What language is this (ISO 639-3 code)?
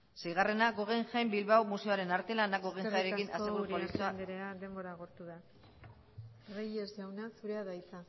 eus